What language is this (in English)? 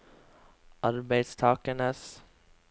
Norwegian